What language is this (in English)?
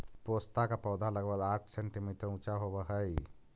Magahi